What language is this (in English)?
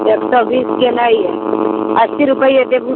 Maithili